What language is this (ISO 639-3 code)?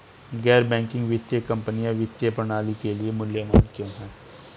hin